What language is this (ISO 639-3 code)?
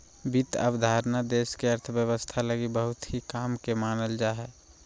mag